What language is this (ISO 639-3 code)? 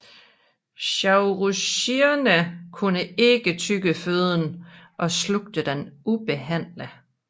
dan